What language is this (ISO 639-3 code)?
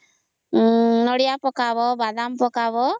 ori